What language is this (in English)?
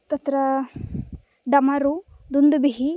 Sanskrit